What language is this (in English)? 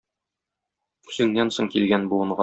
Tatar